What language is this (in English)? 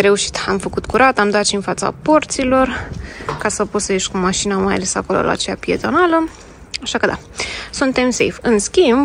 Romanian